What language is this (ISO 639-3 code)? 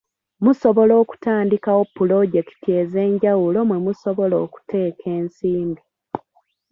lug